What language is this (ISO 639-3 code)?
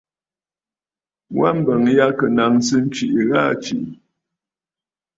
bfd